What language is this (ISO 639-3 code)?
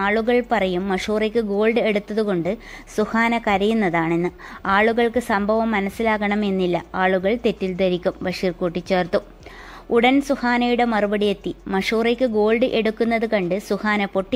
rus